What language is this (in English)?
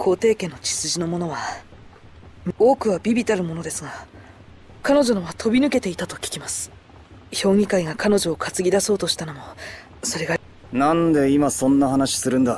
Japanese